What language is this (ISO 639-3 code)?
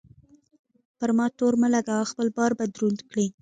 pus